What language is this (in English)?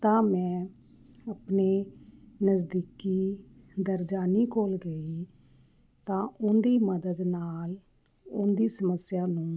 Punjabi